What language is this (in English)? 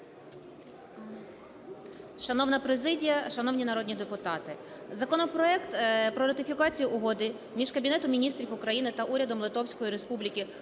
Ukrainian